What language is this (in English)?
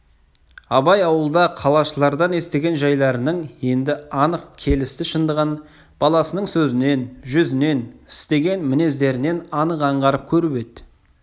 Kazakh